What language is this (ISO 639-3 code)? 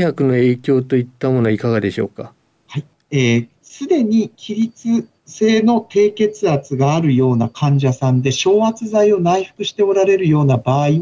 jpn